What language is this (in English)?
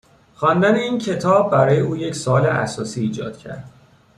Persian